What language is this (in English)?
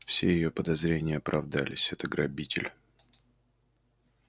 Russian